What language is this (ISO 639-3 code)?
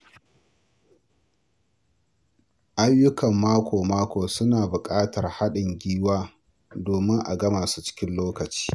hau